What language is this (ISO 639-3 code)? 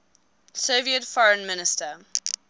eng